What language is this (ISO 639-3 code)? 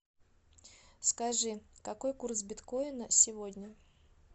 rus